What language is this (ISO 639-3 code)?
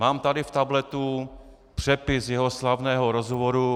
ces